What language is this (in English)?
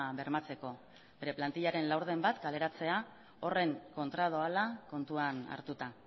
Basque